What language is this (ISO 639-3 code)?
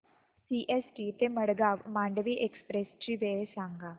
mar